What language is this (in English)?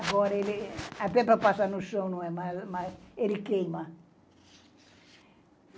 Portuguese